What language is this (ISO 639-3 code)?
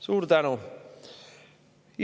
est